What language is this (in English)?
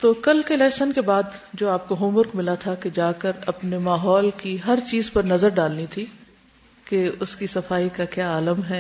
Urdu